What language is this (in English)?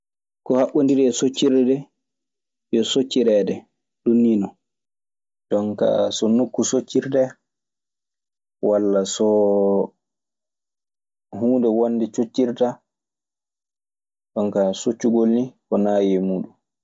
Maasina Fulfulde